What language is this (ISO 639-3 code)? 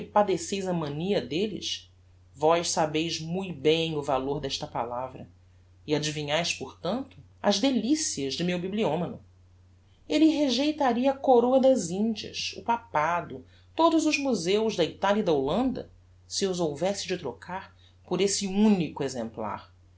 por